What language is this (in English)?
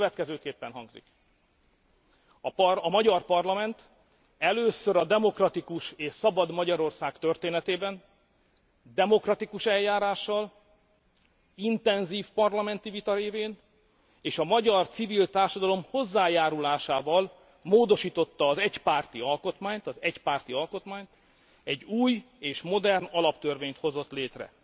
Hungarian